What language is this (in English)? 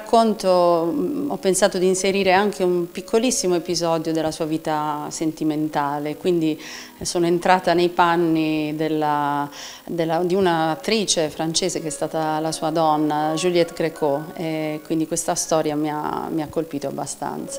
Italian